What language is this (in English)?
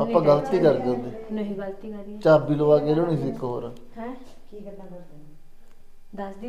Punjabi